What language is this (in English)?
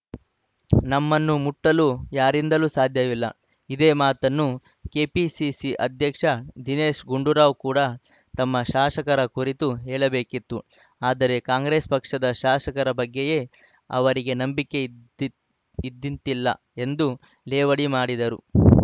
Kannada